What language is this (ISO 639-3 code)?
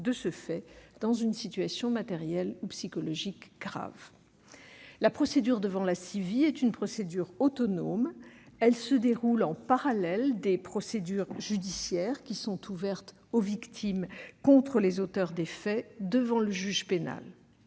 fra